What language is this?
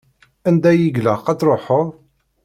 Kabyle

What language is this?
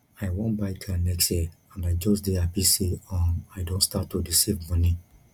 Nigerian Pidgin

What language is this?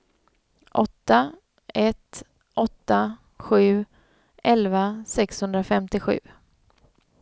Swedish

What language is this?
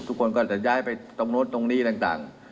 Thai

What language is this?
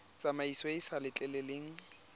Tswana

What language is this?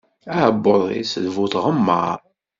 Kabyle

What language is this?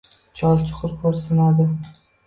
Uzbek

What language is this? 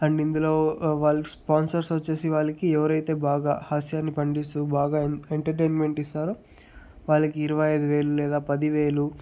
Telugu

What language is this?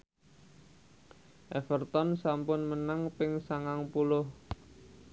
Javanese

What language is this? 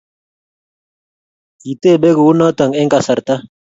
Kalenjin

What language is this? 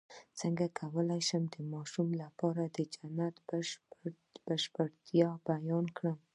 Pashto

